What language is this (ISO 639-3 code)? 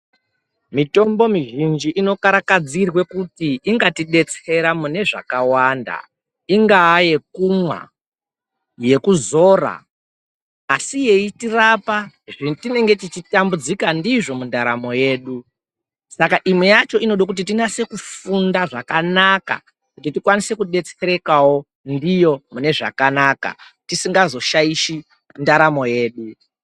ndc